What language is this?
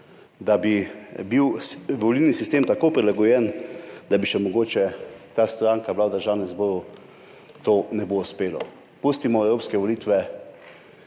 Slovenian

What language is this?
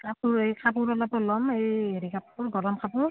Assamese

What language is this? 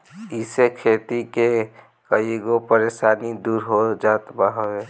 Bhojpuri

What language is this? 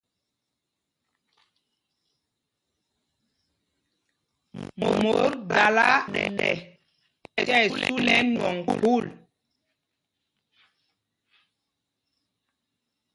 Mpumpong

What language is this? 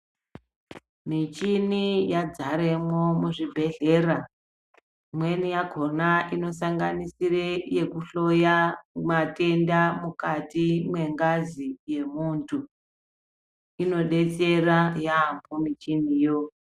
Ndau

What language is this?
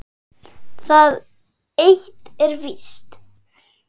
Icelandic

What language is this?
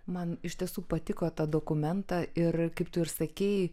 Lithuanian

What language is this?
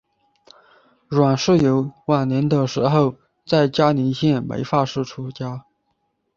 Chinese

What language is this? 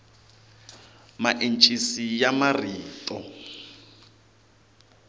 Tsonga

